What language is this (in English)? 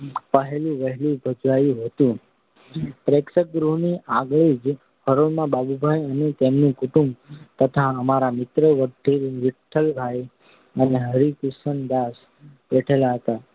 Gujarati